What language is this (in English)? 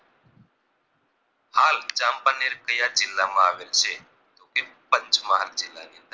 Gujarati